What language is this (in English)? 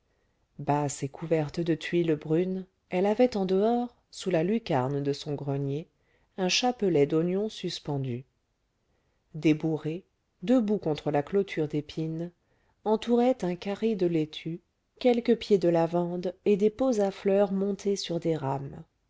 French